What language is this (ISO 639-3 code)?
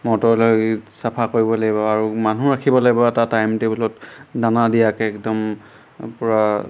asm